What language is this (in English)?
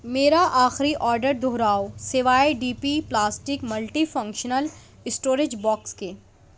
Urdu